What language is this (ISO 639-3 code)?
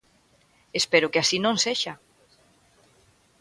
glg